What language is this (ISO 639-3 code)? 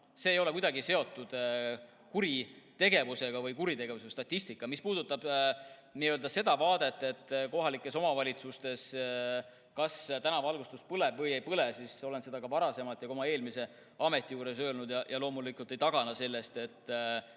est